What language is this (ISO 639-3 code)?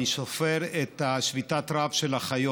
heb